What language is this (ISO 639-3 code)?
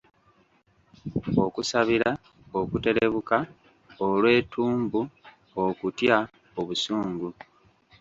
lug